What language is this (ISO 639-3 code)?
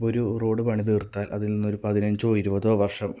mal